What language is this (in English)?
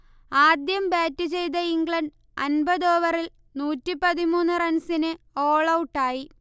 Malayalam